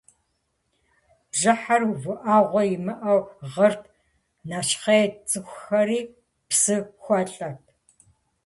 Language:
Kabardian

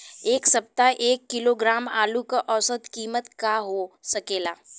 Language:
Bhojpuri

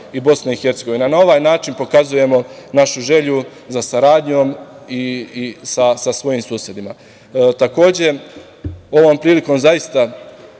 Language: Serbian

